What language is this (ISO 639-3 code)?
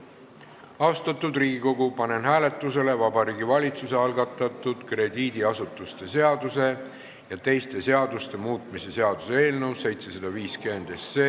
est